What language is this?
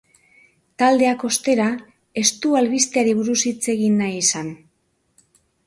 Basque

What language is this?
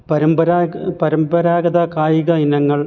Malayalam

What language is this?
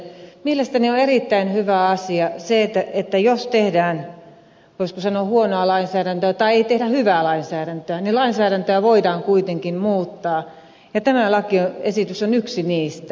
Finnish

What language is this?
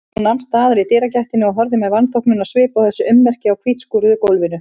Icelandic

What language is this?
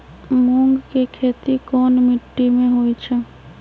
Magahi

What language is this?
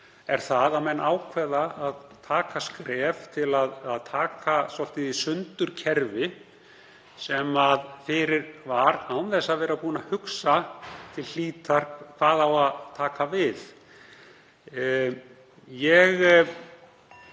Icelandic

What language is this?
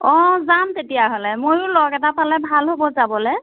Assamese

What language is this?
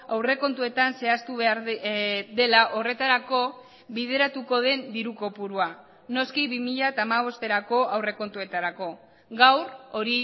Basque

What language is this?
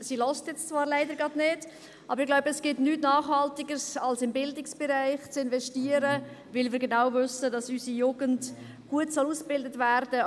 Swiss German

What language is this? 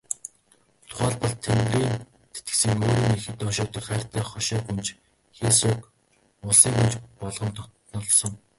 Mongolian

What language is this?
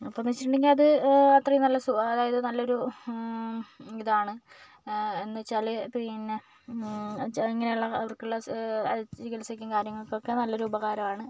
Malayalam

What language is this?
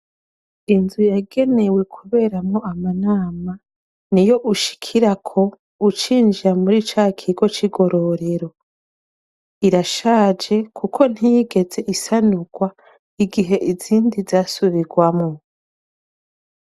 Rundi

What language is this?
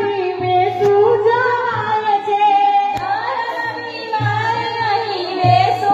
Indonesian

